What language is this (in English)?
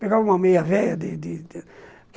Portuguese